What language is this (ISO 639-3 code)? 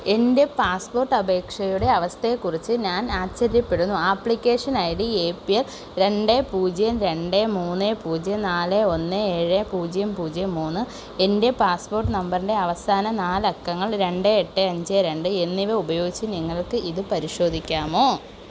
mal